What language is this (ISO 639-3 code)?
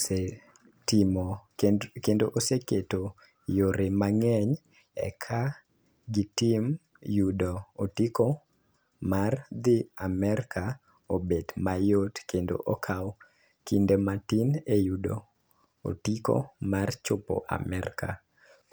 luo